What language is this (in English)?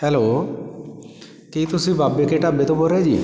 Punjabi